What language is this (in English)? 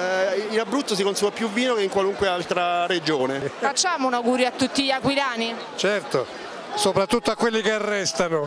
Italian